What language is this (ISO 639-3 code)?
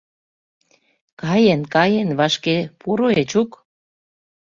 chm